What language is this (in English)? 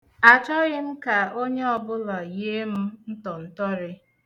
Igbo